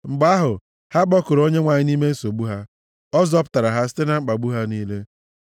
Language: Igbo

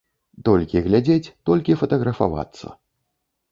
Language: Belarusian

